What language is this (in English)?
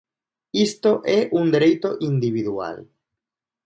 Galician